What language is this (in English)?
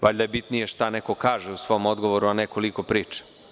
Serbian